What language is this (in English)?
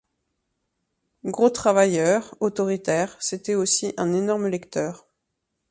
French